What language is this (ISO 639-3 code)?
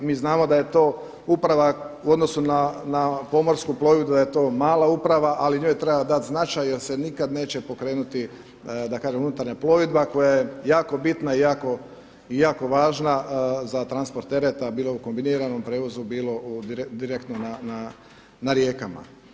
hrv